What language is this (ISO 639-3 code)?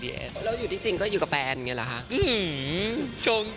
tha